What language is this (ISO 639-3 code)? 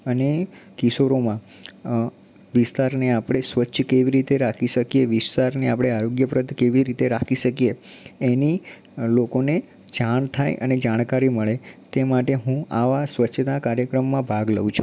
guj